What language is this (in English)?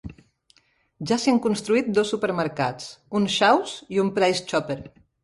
Catalan